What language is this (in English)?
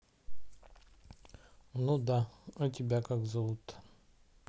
Russian